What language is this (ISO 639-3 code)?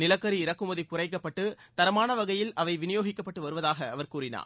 tam